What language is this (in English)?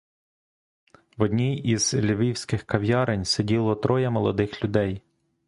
Ukrainian